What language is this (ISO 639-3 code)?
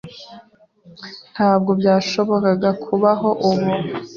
kin